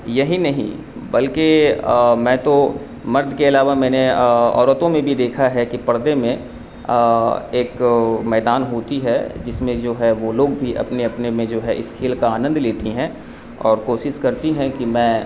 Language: Urdu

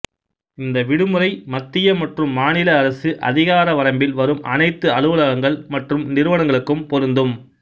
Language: Tamil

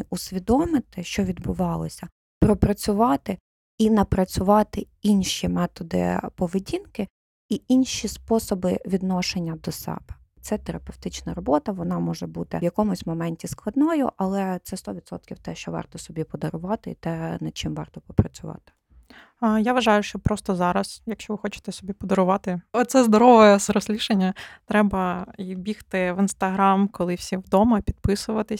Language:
Ukrainian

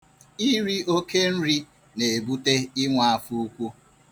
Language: Igbo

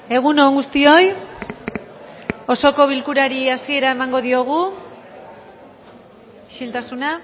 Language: Basque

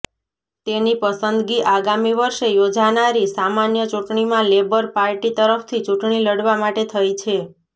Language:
Gujarati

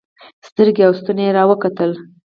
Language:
Pashto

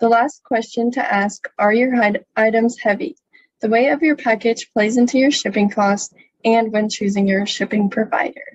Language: English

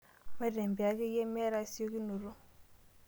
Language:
Masai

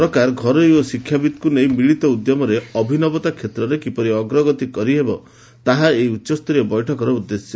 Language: Odia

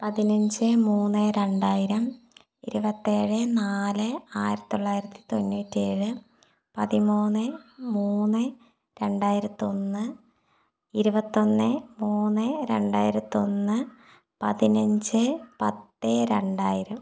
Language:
Malayalam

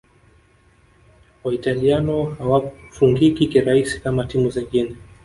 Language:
Swahili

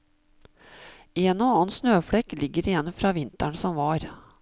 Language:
Norwegian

